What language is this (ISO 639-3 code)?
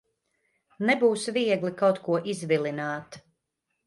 lav